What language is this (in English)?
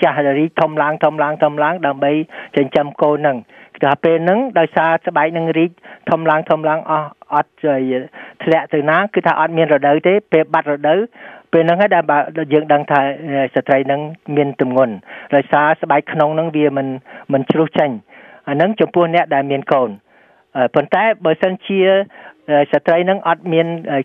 Vietnamese